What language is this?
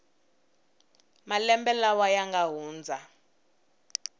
Tsonga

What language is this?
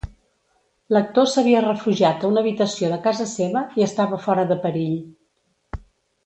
Catalan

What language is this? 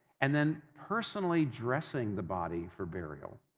English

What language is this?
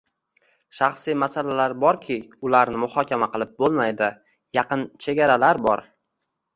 Uzbek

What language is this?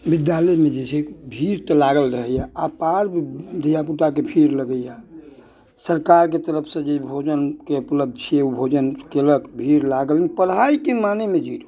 Maithili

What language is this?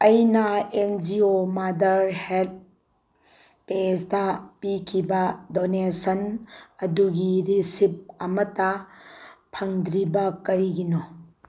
Manipuri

